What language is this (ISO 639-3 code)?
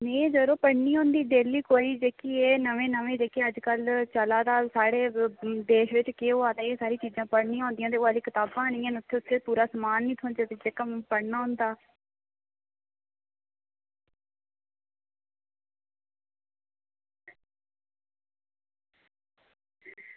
doi